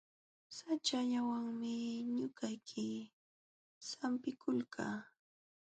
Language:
Jauja Wanca Quechua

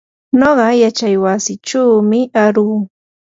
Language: Yanahuanca Pasco Quechua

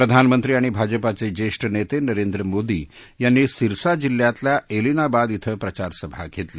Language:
Marathi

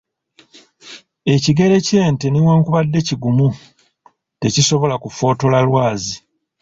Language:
Ganda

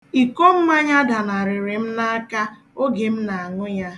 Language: Igbo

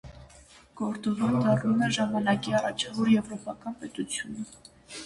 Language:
Armenian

